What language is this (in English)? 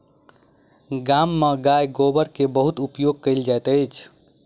Maithili